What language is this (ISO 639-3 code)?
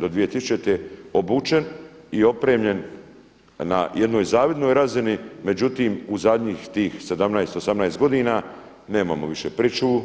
hrv